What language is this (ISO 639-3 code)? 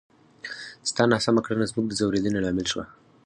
pus